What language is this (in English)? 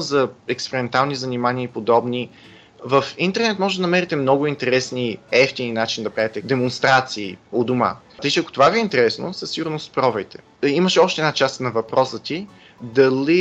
Bulgarian